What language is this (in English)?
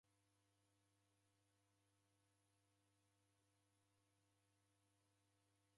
Taita